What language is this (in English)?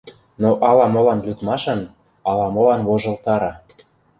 Mari